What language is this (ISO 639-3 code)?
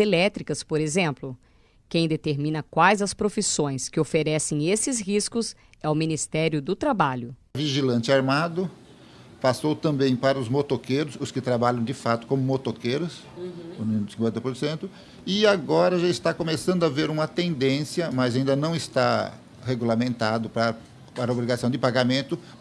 por